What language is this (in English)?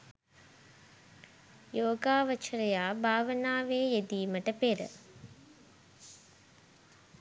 Sinhala